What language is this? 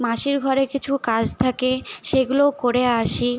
Bangla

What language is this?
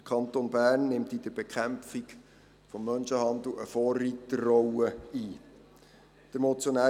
Swiss German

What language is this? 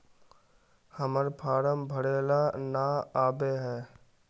Magahi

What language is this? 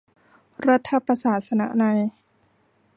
Thai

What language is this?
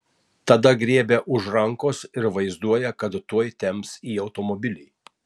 Lithuanian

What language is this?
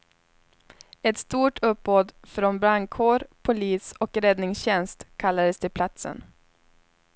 Swedish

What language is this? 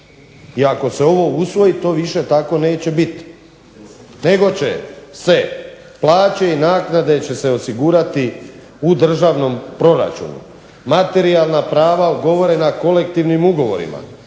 Croatian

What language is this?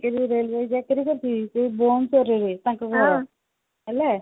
Odia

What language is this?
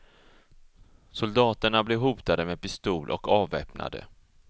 Swedish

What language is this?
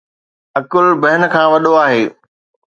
Sindhi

